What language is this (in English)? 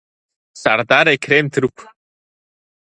Abkhazian